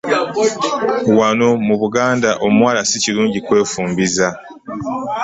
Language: Ganda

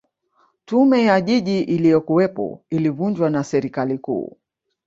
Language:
Swahili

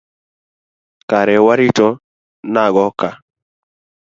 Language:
Luo (Kenya and Tanzania)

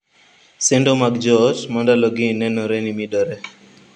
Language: Luo (Kenya and Tanzania)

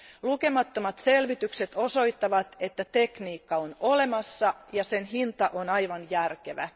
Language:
Finnish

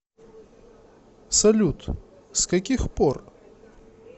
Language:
Russian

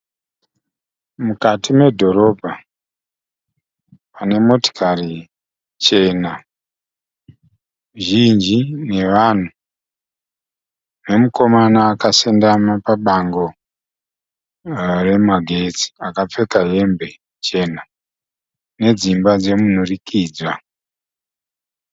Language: Shona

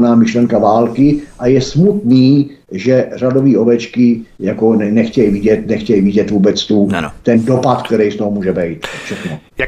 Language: Czech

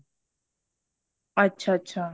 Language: Punjabi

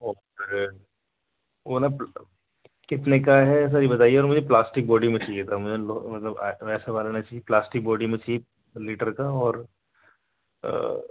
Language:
Urdu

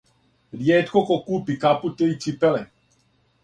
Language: Serbian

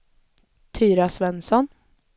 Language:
Swedish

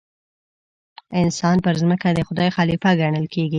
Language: Pashto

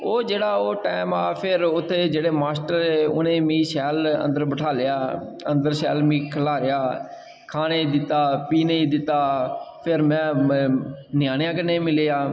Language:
Dogri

